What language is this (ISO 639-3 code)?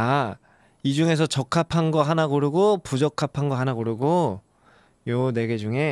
kor